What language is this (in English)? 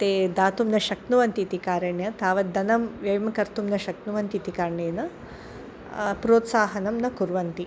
Sanskrit